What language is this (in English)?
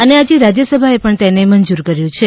Gujarati